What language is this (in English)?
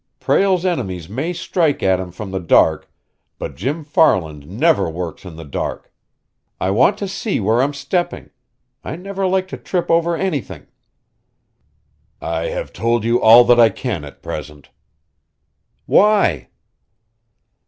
English